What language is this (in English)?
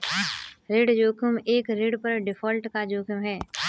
Hindi